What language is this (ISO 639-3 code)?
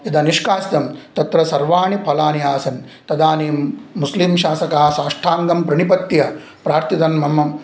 san